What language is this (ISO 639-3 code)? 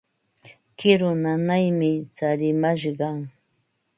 qva